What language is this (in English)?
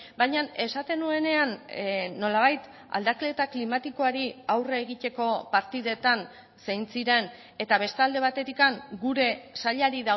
Basque